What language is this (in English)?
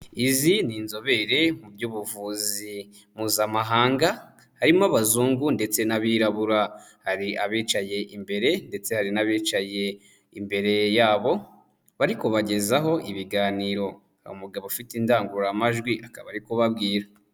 Kinyarwanda